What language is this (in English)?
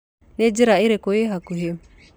Kikuyu